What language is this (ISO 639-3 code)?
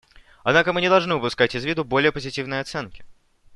rus